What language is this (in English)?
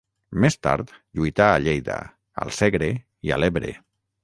Catalan